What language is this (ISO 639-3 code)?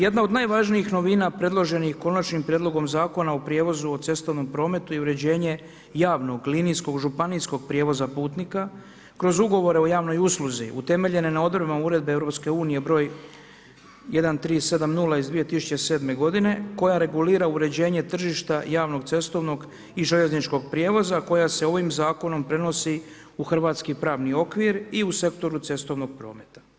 hrv